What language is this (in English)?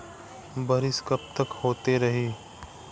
Bhojpuri